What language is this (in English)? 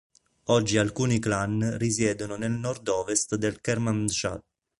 Italian